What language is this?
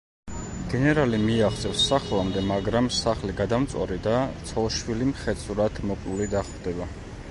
Georgian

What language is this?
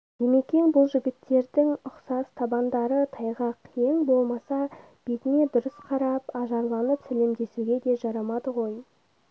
Kazakh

